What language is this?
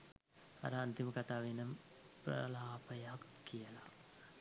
Sinhala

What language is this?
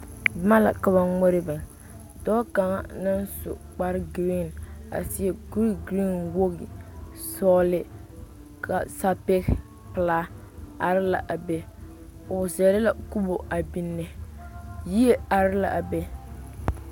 Southern Dagaare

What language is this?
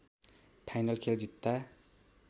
Nepali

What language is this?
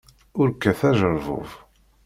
Kabyle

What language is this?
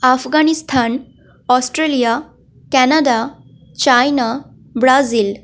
Bangla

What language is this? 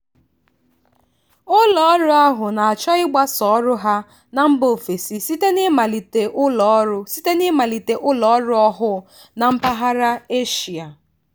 Igbo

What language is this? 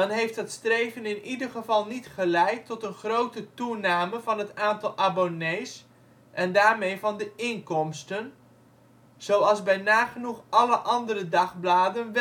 Dutch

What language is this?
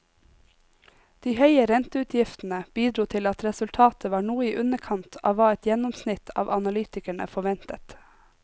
Norwegian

